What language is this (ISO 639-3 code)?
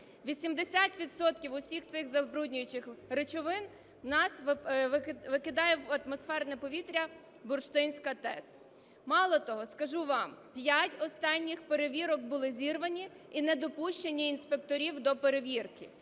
ukr